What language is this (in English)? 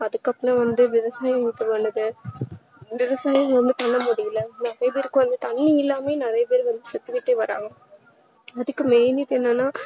Tamil